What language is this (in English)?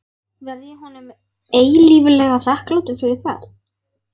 Icelandic